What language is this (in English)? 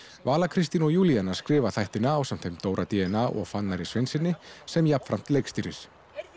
Icelandic